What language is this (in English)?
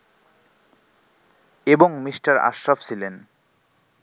Bangla